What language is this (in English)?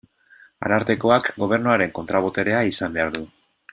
Basque